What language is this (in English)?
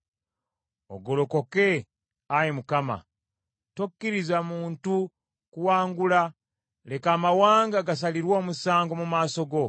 Ganda